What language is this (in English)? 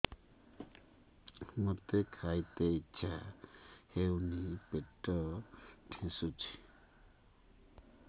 Odia